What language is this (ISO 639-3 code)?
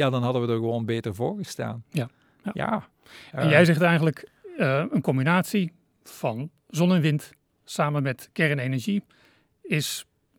nld